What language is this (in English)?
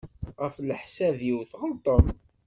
Kabyle